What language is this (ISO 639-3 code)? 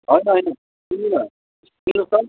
nep